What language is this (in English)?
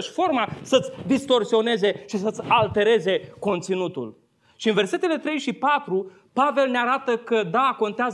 Romanian